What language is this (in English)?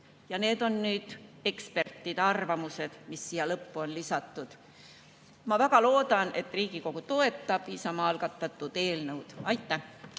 Estonian